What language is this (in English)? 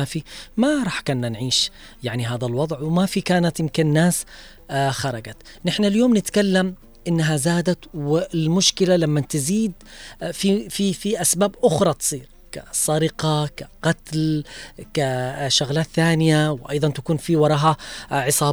Arabic